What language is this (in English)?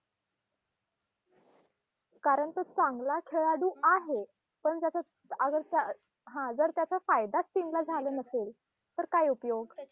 Marathi